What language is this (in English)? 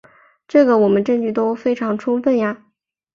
Chinese